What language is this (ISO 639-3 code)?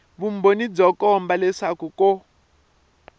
tso